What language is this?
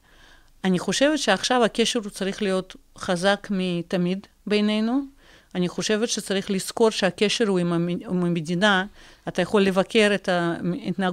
Hebrew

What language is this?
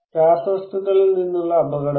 Malayalam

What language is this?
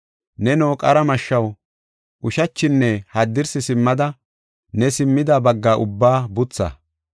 Gofa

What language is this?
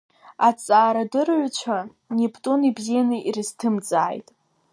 Abkhazian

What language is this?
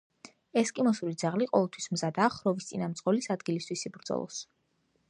Georgian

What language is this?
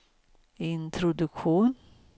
Swedish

